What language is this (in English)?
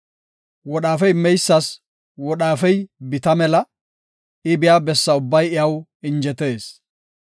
Gofa